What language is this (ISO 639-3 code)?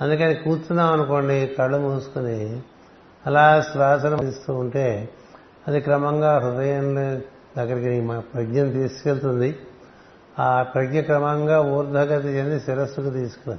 tel